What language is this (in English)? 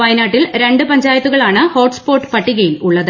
Malayalam